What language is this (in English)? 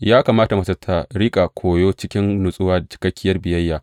Hausa